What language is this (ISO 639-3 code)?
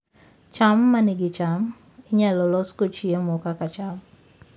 luo